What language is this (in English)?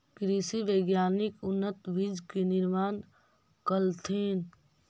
Magahi